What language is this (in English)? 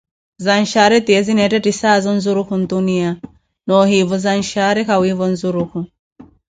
Koti